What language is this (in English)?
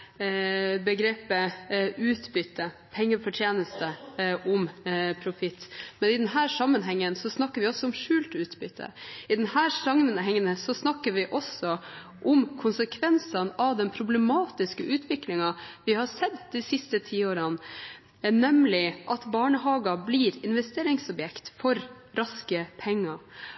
Norwegian Bokmål